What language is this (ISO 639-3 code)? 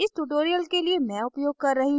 hin